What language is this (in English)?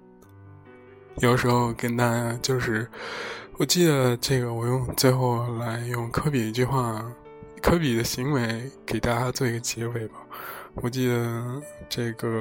Chinese